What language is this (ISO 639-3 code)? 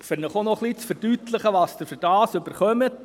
gsw